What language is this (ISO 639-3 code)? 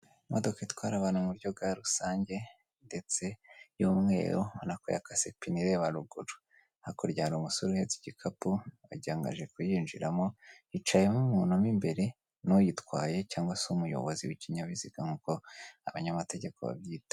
kin